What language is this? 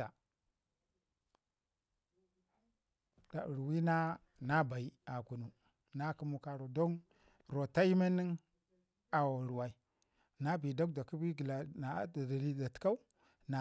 Ngizim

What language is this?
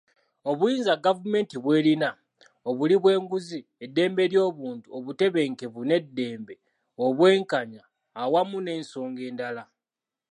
Ganda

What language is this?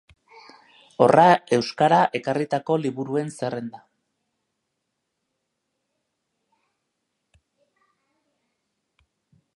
Basque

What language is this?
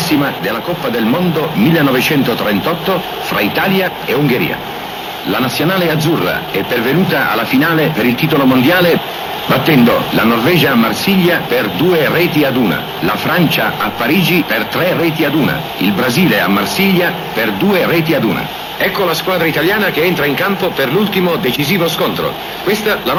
Italian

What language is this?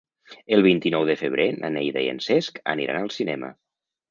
Catalan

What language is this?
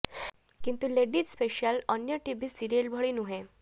Odia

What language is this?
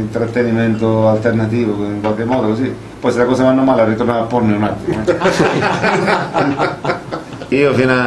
Italian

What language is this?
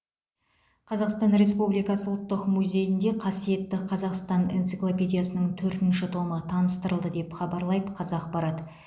Kazakh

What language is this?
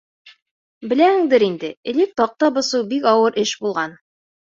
Bashkir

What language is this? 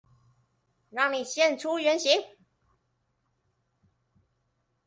Chinese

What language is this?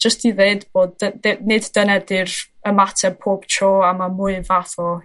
Welsh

